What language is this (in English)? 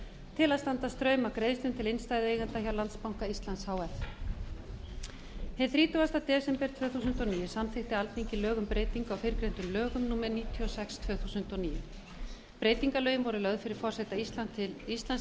Icelandic